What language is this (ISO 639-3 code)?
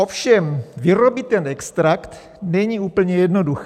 ces